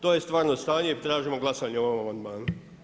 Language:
Croatian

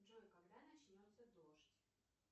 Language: Russian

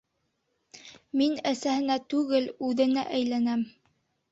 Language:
Bashkir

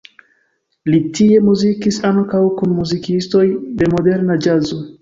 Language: Esperanto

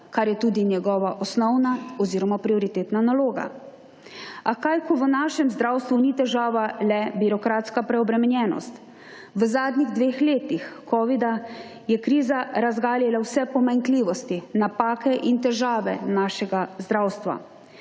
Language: Slovenian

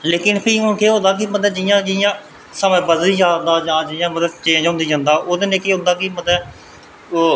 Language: Dogri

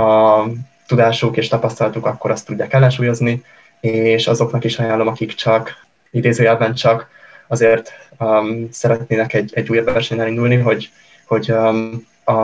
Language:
Hungarian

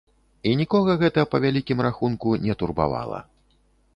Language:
Belarusian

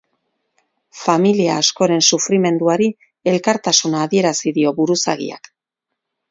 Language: Basque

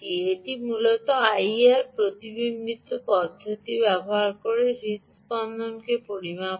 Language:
Bangla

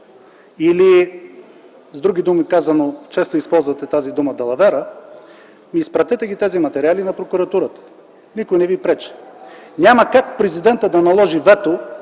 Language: Bulgarian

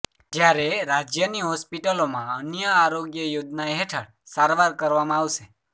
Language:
Gujarati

